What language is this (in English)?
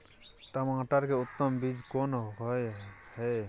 Maithili